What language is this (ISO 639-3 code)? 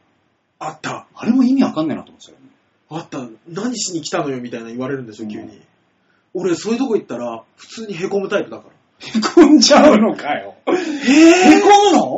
jpn